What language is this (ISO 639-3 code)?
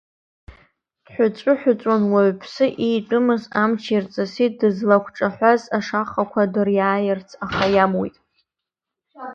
abk